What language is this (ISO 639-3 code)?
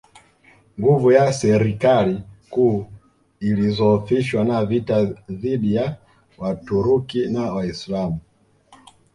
swa